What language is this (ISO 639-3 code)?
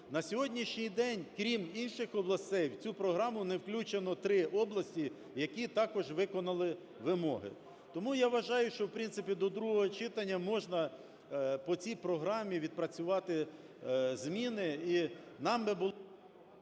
ukr